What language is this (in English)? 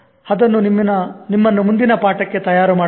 Kannada